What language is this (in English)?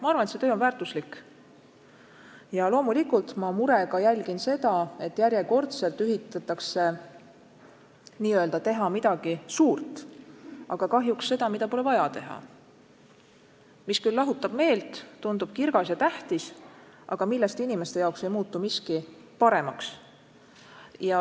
Estonian